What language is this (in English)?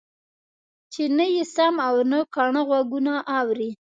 Pashto